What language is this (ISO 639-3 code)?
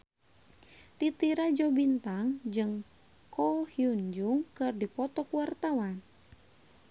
sun